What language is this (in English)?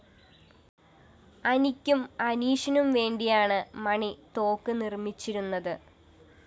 Malayalam